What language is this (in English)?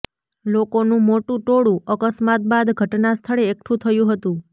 Gujarati